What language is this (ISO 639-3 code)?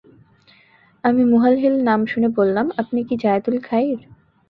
ben